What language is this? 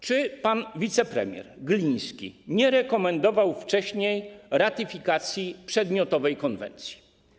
Polish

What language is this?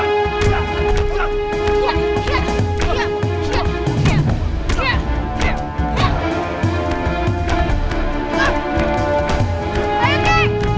Indonesian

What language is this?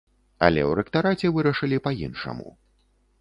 Belarusian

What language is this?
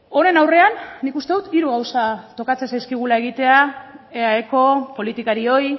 Basque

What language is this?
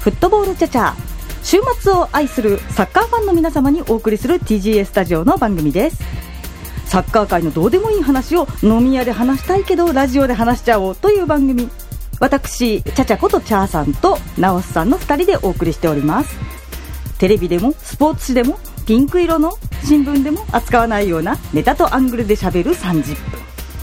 Japanese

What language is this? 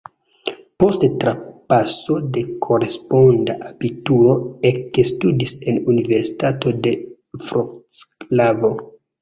Esperanto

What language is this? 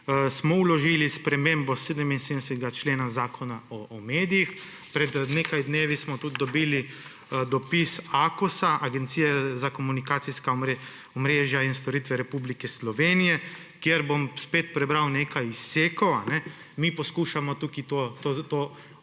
Slovenian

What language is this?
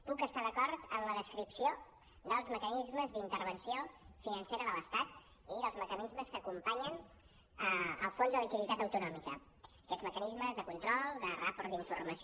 Catalan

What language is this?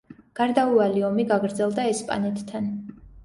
Georgian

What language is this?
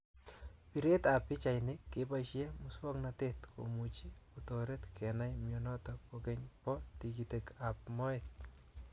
Kalenjin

